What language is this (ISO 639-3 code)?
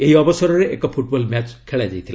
ori